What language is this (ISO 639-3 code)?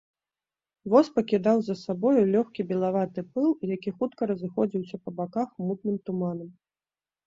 bel